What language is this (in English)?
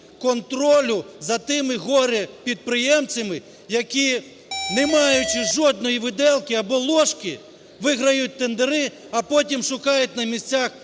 Ukrainian